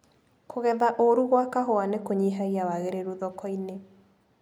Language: Kikuyu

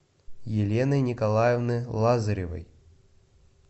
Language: Russian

